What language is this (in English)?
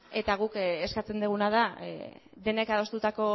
Basque